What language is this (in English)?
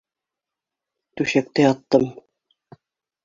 Bashkir